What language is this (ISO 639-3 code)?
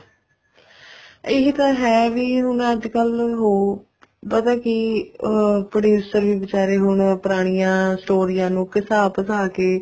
pan